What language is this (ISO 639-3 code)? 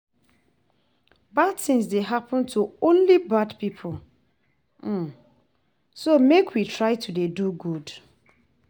pcm